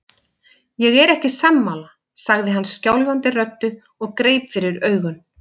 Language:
Icelandic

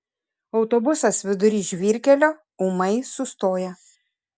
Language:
Lithuanian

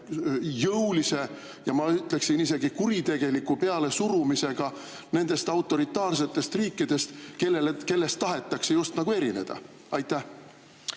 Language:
Estonian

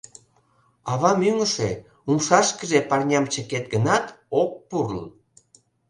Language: Mari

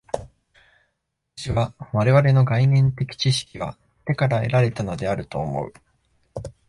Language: Japanese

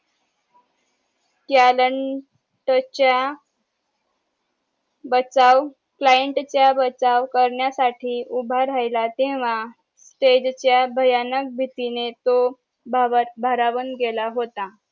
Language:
Marathi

